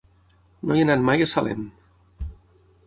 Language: Catalan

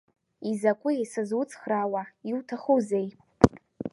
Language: Abkhazian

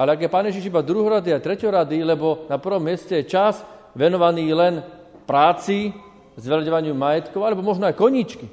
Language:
Slovak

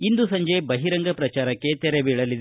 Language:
Kannada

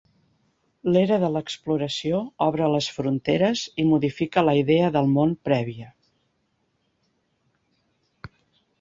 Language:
Catalan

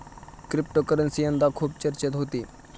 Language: Marathi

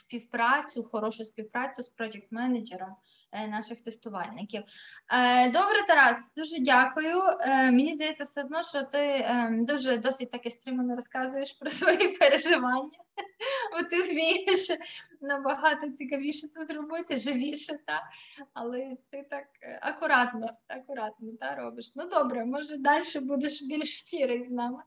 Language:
Ukrainian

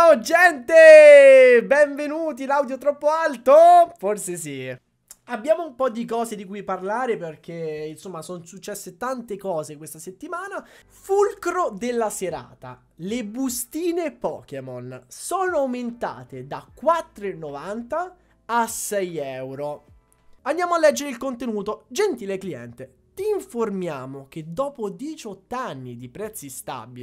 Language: Italian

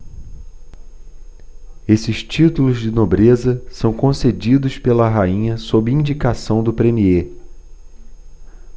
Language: Portuguese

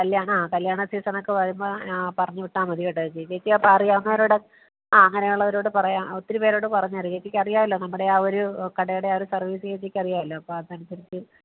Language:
Malayalam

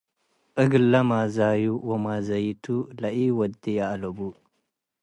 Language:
Tigre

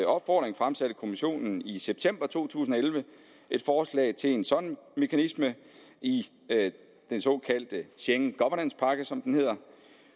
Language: Danish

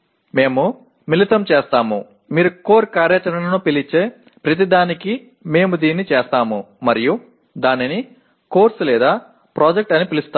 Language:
Telugu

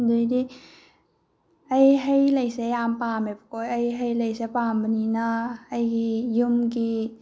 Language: Manipuri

